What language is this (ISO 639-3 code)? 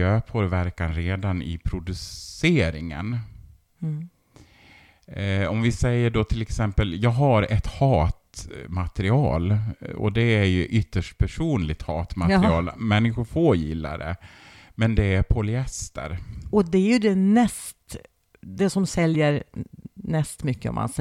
swe